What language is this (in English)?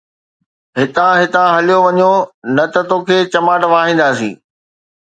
Sindhi